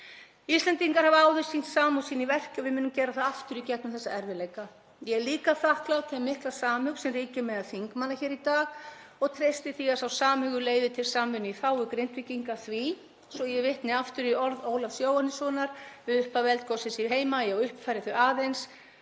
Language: Icelandic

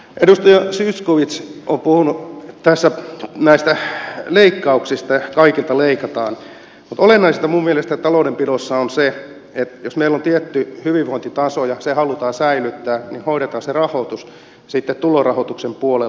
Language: Finnish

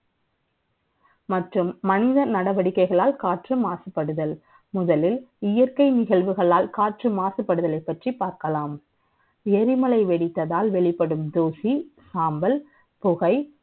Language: Tamil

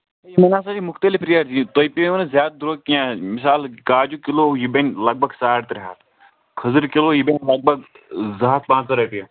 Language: Kashmiri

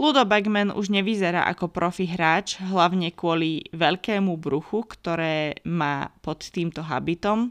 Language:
Slovak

